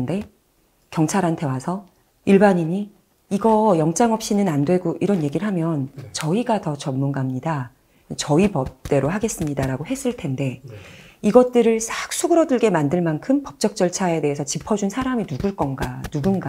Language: Korean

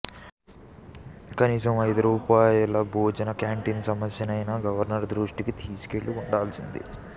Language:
Telugu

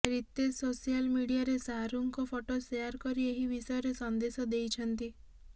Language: Odia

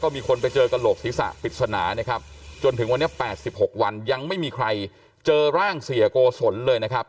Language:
Thai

